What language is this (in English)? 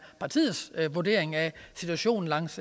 Danish